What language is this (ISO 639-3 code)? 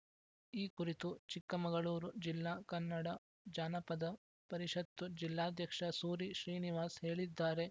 kan